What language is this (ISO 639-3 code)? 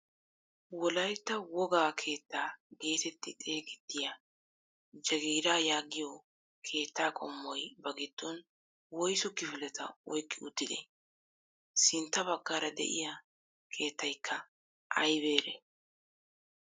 wal